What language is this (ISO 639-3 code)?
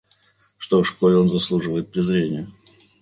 rus